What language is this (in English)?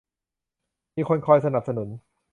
Thai